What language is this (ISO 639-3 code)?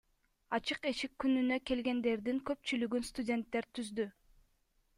kir